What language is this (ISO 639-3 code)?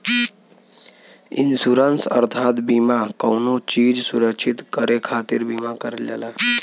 bho